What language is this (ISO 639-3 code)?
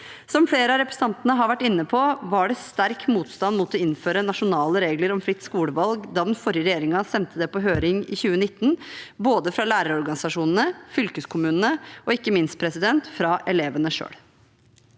nor